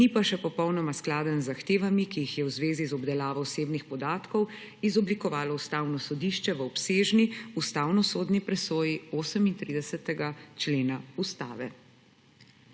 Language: Slovenian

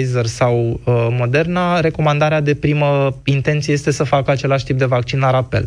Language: Romanian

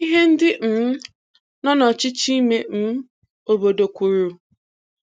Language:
Igbo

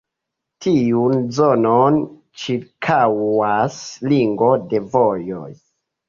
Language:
Esperanto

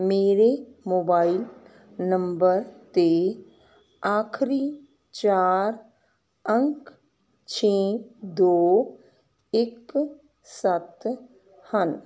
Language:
Punjabi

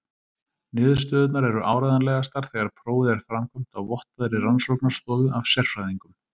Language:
Icelandic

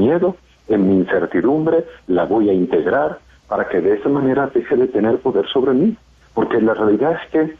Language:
Spanish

